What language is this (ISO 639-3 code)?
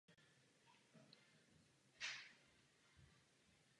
ces